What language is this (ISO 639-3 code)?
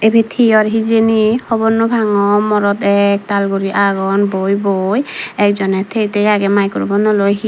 ccp